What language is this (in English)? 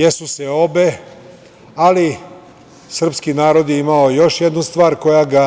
Serbian